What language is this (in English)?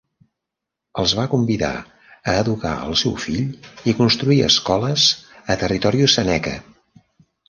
Catalan